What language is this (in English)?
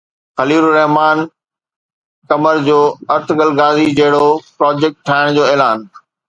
Sindhi